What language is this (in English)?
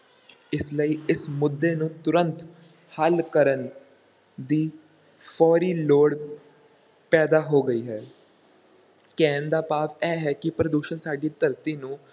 Punjabi